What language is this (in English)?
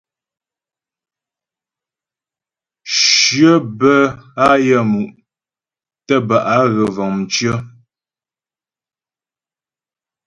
Ghomala